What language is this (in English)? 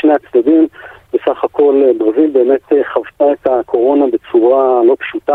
Hebrew